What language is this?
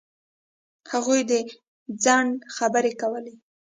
Pashto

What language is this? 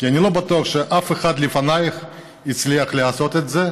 Hebrew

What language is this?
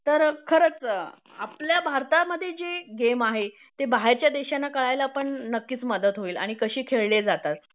Marathi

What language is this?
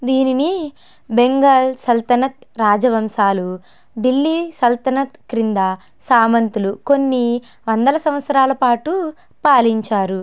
Telugu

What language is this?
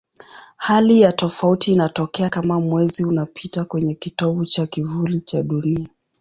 Swahili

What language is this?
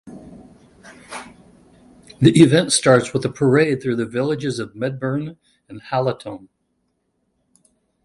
English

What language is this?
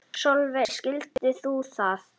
Icelandic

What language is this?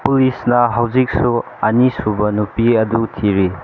Manipuri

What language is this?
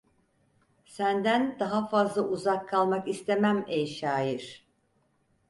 Turkish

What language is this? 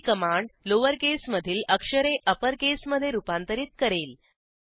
Marathi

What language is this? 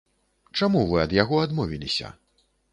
Belarusian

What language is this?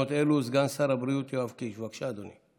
Hebrew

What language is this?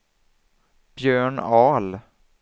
Swedish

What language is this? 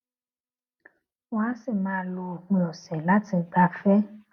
Yoruba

